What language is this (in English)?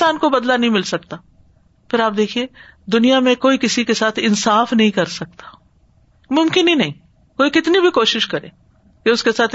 Urdu